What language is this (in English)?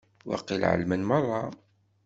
Kabyle